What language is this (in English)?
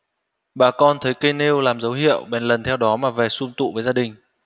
Vietnamese